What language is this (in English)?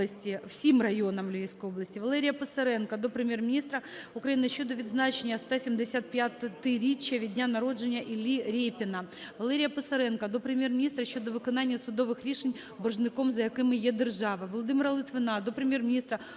Ukrainian